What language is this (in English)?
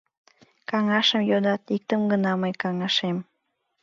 Mari